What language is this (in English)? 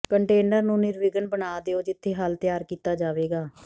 Punjabi